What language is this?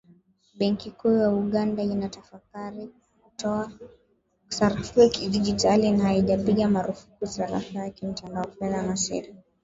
Swahili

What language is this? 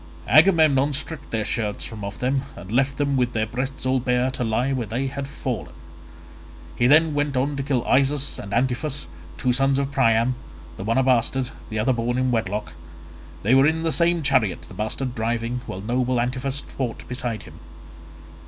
English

